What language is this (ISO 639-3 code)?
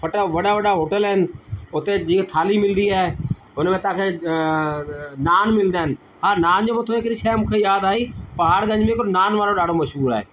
snd